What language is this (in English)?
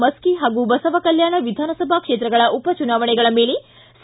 Kannada